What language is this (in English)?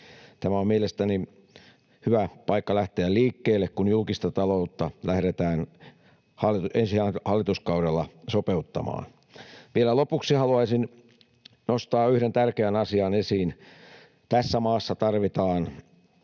Finnish